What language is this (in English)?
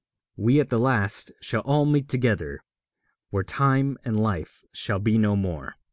English